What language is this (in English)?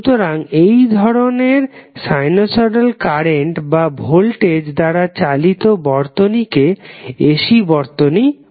Bangla